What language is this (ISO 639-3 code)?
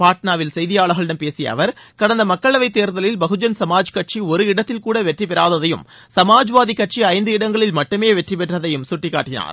tam